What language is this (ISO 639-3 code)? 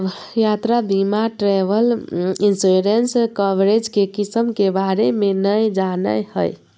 mag